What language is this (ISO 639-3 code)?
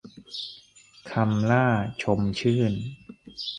tha